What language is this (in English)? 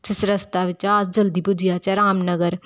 Dogri